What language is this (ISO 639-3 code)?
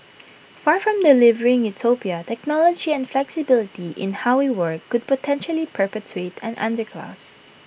eng